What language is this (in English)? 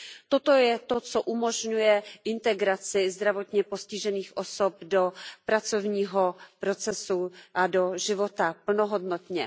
Czech